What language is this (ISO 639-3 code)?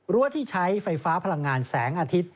tha